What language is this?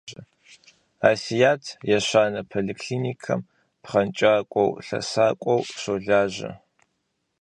Kabardian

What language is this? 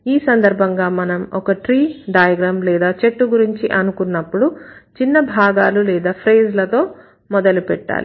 Telugu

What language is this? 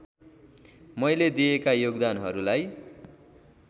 Nepali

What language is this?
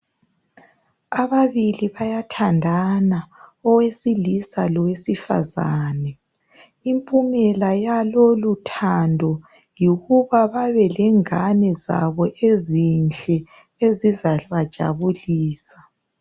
North Ndebele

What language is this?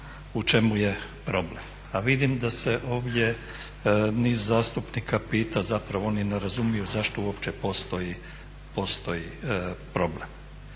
Croatian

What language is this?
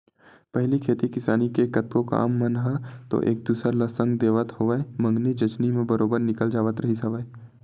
Chhattisgarhi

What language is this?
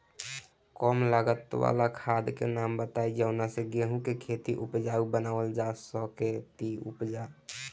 Bhojpuri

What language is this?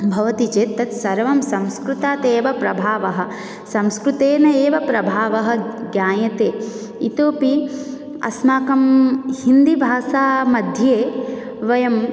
Sanskrit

